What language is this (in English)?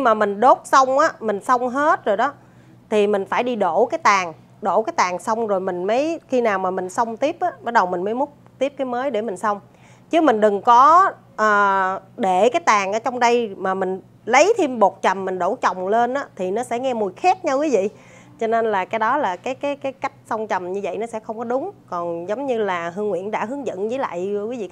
Vietnamese